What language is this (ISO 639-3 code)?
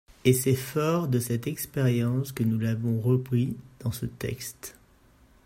fra